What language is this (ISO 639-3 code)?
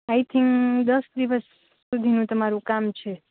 guj